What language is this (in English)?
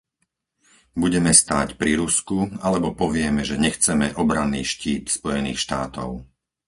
Slovak